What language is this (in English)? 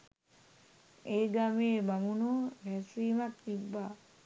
Sinhala